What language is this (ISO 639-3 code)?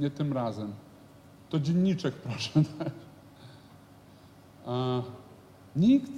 pol